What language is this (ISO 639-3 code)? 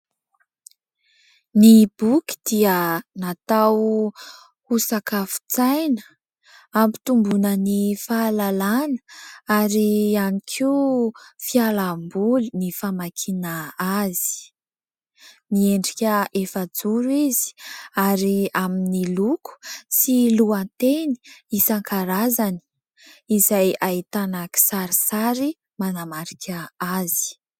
mlg